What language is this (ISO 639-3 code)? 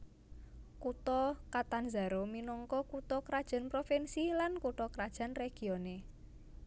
jav